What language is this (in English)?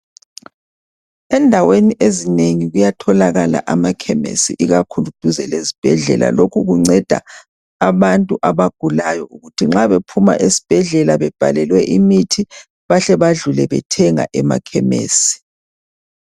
North Ndebele